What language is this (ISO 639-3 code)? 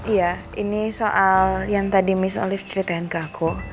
ind